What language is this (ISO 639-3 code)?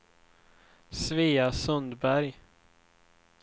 swe